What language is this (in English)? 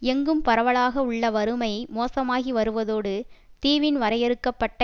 Tamil